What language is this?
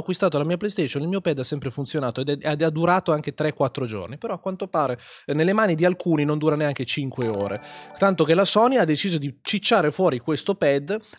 Italian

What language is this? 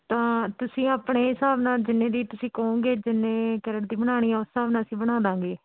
Punjabi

